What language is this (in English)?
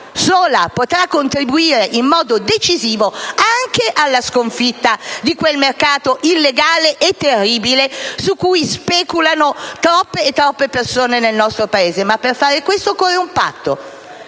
Italian